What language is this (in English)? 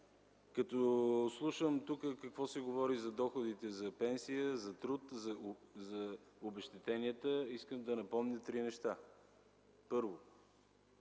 Bulgarian